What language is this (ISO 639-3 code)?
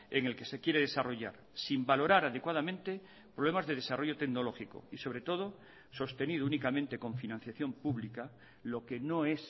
spa